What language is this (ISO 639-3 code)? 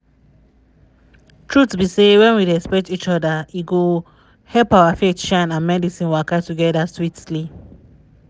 pcm